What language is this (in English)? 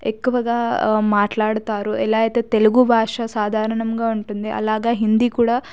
Telugu